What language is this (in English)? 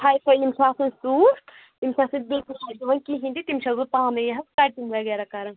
Kashmiri